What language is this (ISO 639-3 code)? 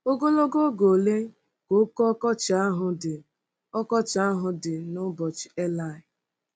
ibo